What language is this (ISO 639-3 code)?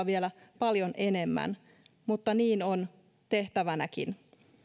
fin